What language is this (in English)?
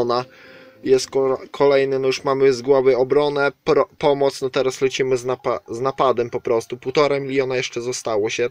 Polish